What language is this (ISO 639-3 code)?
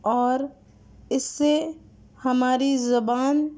urd